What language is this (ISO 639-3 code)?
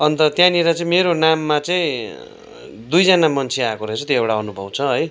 nep